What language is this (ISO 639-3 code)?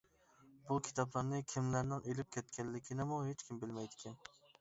uig